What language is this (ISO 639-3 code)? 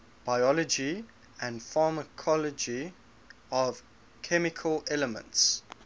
eng